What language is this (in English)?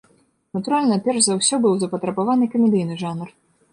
Belarusian